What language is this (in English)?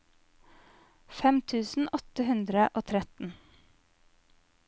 Norwegian